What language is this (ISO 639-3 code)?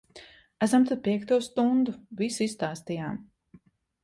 lav